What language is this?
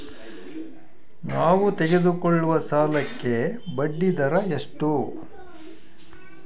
Kannada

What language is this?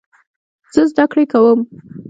Pashto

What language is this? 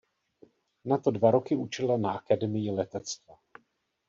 Czech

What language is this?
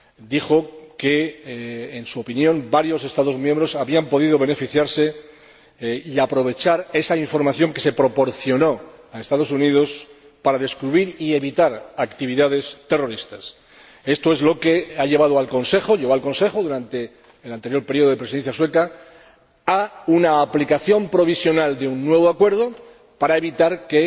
Spanish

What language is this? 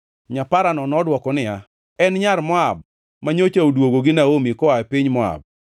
Luo (Kenya and Tanzania)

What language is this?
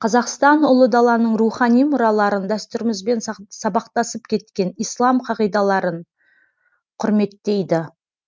Kazakh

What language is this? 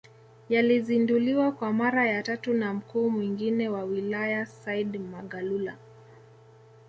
Swahili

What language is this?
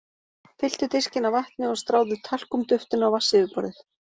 Icelandic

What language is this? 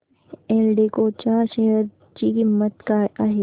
Marathi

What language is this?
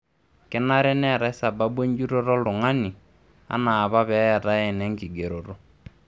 Masai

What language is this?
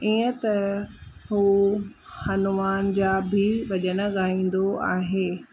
Sindhi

